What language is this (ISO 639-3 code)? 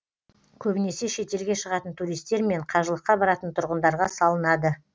kaz